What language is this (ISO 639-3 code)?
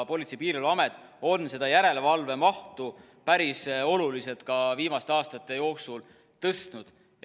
est